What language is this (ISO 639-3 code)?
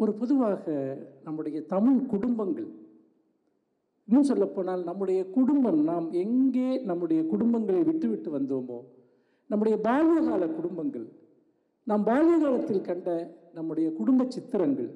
ind